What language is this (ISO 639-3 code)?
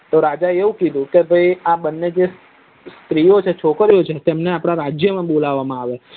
guj